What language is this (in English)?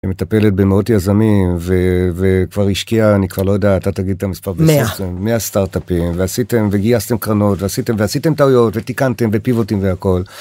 Hebrew